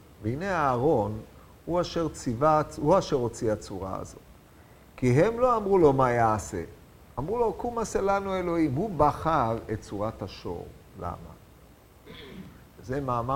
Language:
Hebrew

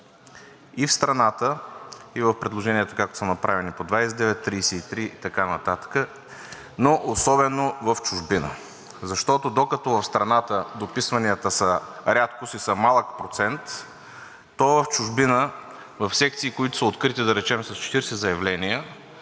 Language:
Bulgarian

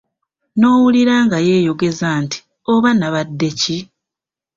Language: Ganda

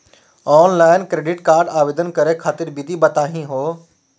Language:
Magahi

